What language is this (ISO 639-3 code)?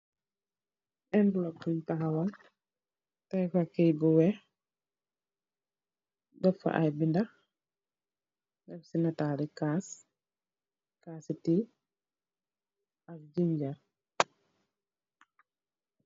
wol